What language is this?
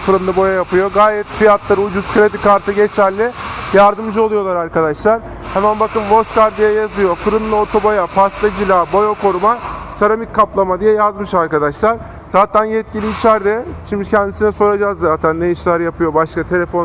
Turkish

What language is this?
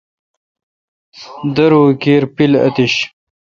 Kalkoti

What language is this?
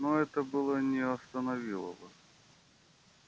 Russian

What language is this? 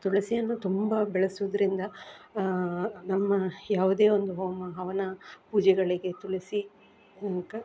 Kannada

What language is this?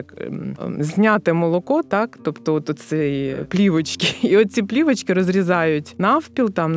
Ukrainian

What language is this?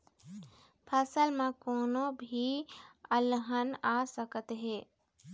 Chhattisgarhi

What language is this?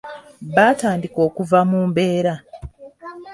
Ganda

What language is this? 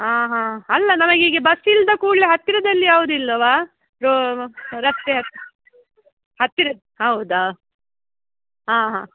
Kannada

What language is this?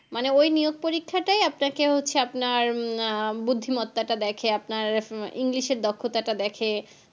Bangla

